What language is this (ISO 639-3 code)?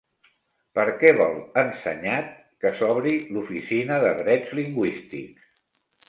cat